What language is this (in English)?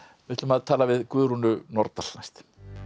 Icelandic